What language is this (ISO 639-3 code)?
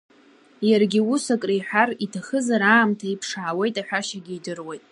abk